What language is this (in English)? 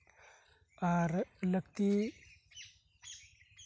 Santali